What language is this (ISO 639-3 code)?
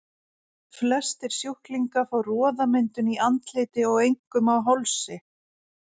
isl